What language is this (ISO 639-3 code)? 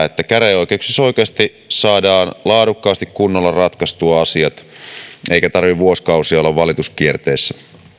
fin